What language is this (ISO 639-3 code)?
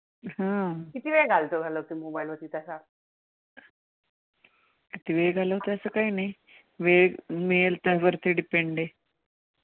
mar